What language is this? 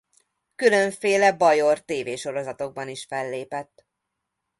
Hungarian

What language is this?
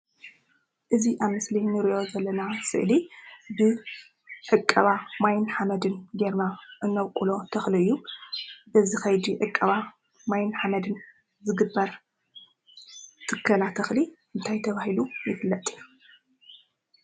Tigrinya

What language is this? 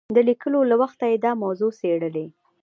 Pashto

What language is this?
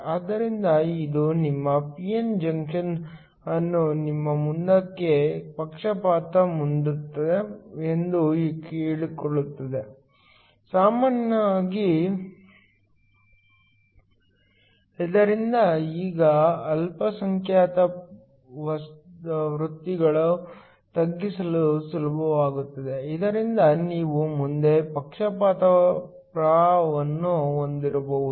Kannada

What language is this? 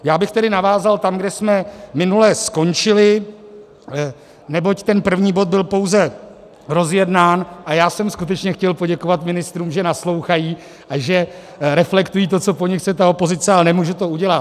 Czech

